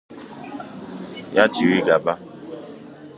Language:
Igbo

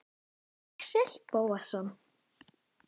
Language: Icelandic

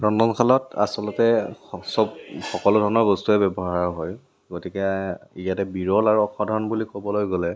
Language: Assamese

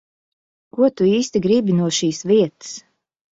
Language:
Latvian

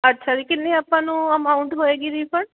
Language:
Punjabi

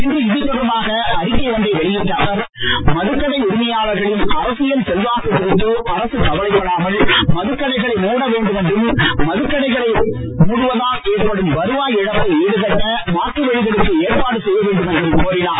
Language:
Tamil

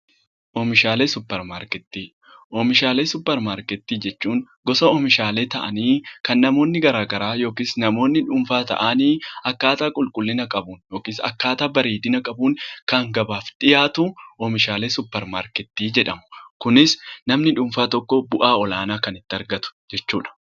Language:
Oromo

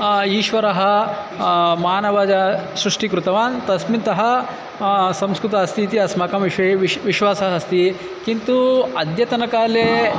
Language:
Sanskrit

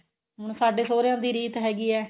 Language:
Punjabi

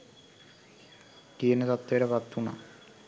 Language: Sinhala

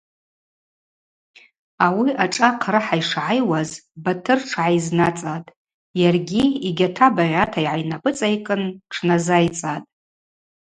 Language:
Abaza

